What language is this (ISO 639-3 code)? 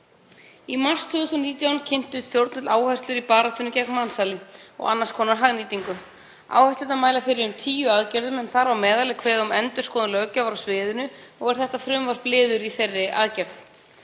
isl